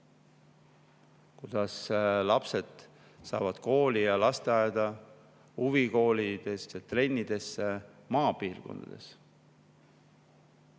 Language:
Estonian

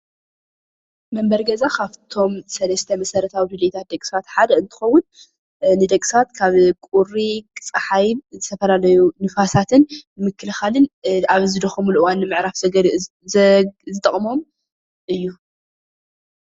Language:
Tigrinya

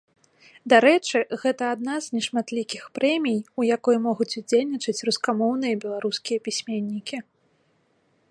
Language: Belarusian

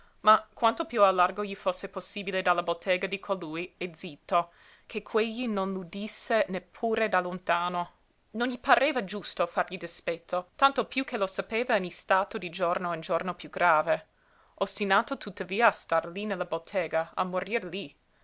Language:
Italian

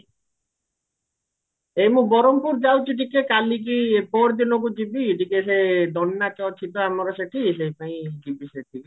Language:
Odia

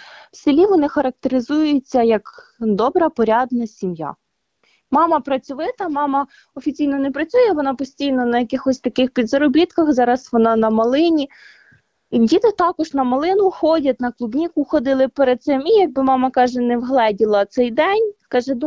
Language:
Ukrainian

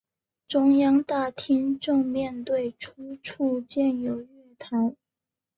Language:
Chinese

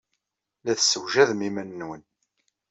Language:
Kabyle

